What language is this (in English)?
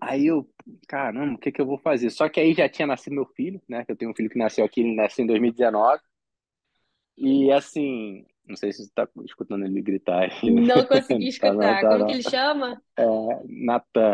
Portuguese